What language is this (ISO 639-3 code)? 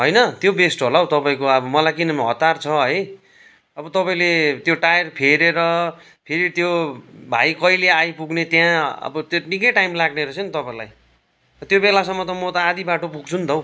nep